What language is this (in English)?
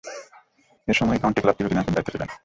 Bangla